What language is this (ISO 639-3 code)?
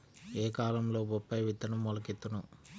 tel